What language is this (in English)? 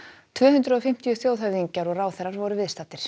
Icelandic